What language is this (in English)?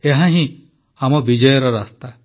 Odia